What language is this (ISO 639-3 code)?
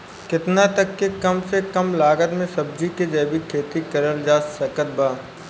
bho